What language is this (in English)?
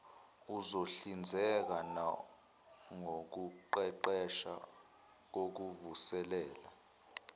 Zulu